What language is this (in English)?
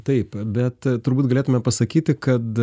Lithuanian